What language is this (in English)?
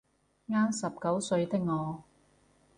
Cantonese